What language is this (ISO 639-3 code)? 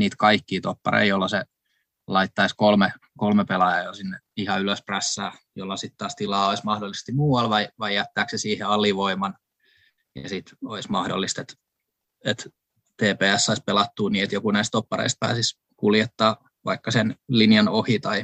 fin